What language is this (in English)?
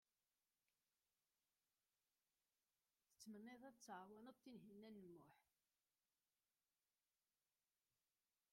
Kabyle